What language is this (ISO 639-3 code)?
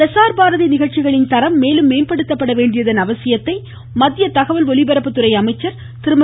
tam